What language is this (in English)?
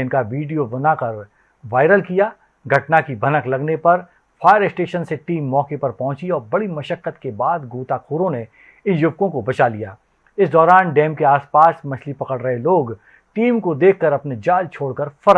Hindi